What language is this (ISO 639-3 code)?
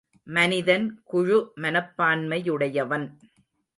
tam